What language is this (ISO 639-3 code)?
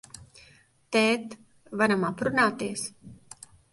lav